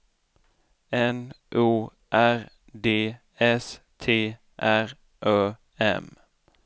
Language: Swedish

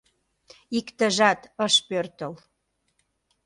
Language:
Mari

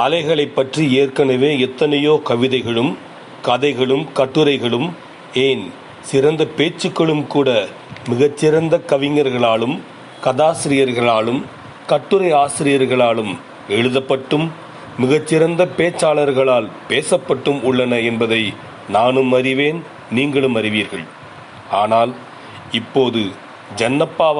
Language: Tamil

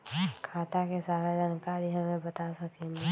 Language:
Magahi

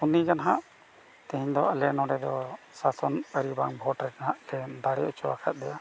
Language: Santali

